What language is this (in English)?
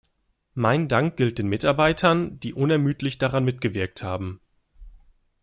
German